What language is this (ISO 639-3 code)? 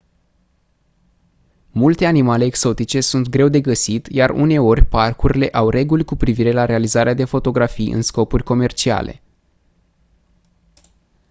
ron